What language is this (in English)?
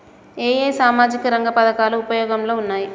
Telugu